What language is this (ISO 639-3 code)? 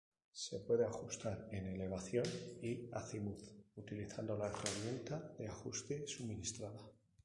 spa